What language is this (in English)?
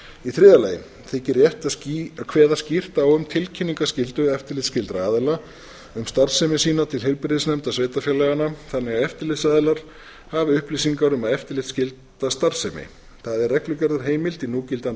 Icelandic